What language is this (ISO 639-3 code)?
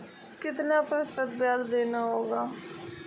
hin